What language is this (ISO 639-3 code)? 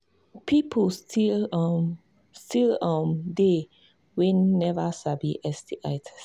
pcm